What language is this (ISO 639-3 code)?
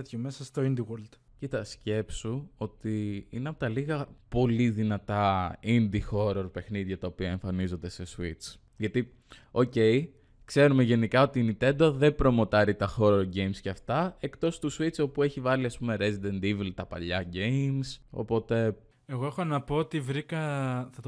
ell